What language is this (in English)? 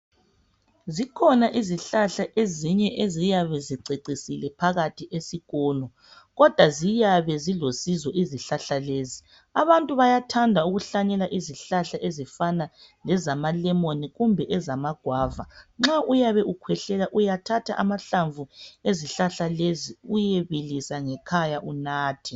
North Ndebele